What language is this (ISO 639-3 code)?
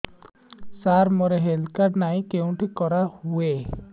ori